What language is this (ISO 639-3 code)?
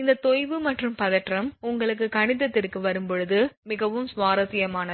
tam